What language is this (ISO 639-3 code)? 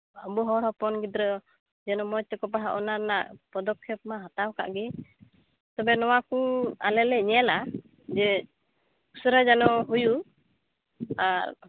sat